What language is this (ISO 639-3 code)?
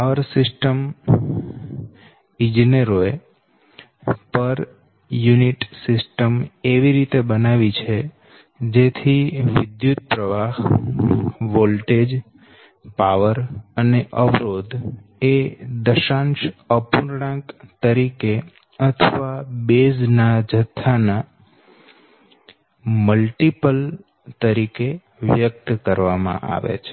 guj